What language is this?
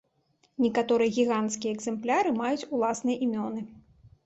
Belarusian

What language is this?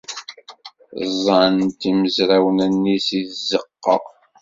Kabyle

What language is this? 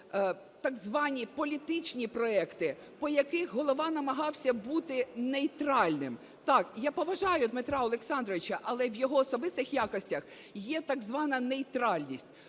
Ukrainian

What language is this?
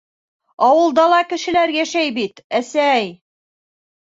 Bashkir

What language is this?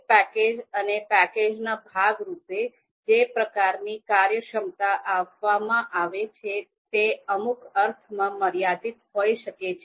Gujarati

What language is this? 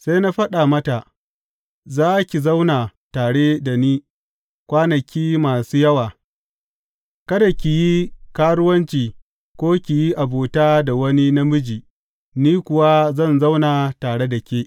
Hausa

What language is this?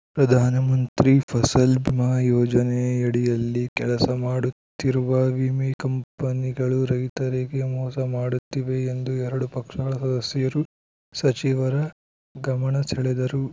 Kannada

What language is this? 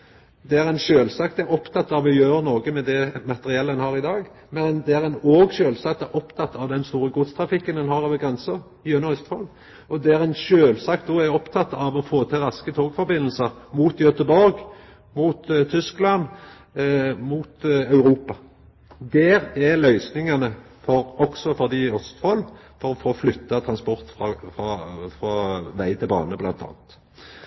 Norwegian Nynorsk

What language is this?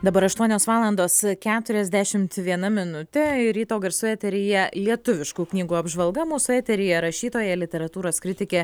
Lithuanian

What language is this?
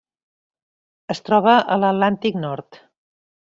Catalan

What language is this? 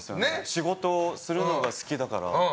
Japanese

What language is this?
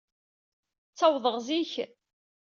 Kabyle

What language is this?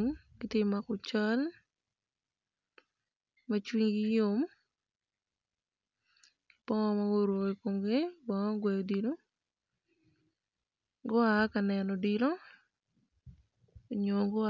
Acoli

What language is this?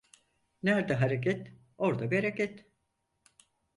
Turkish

